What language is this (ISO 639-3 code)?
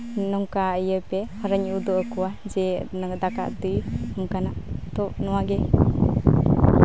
sat